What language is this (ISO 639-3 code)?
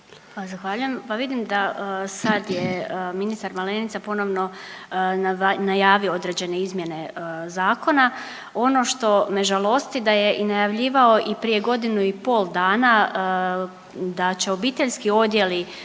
hrv